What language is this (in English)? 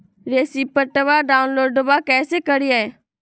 Magahi